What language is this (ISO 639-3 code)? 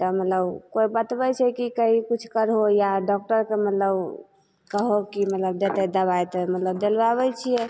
mai